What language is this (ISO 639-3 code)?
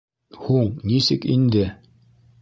bak